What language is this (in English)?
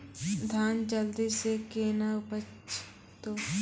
Maithili